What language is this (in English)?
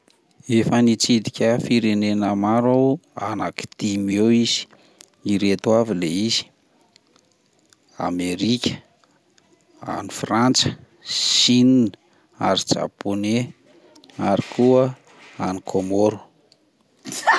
Malagasy